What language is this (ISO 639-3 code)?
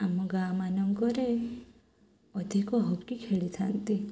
ori